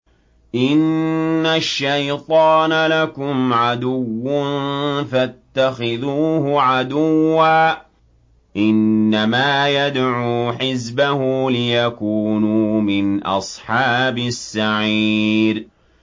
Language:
Arabic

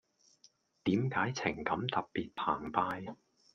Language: Cantonese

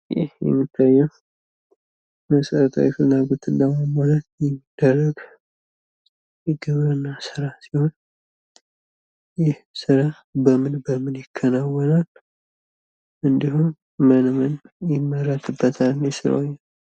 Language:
Amharic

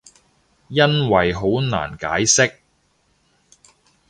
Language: Cantonese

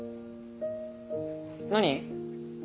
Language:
Japanese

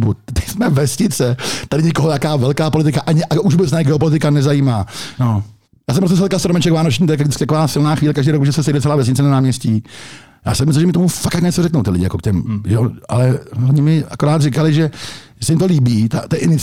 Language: Czech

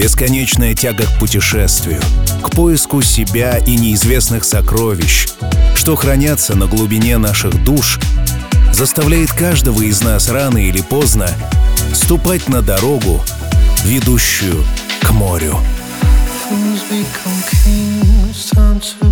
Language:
Russian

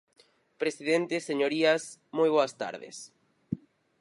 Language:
Galician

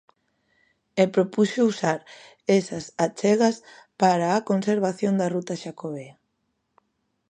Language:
Galician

